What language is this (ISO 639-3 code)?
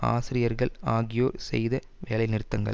tam